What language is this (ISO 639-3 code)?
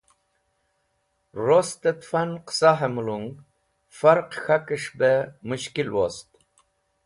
wbl